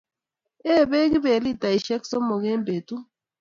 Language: Kalenjin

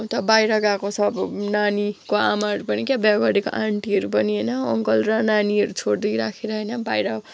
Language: Nepali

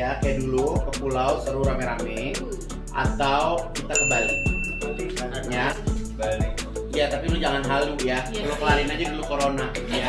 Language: Indonesian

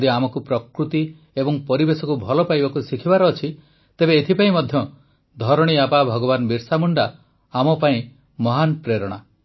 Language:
Odia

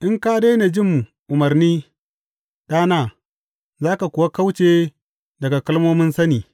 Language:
Hausa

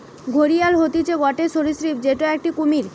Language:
Bangla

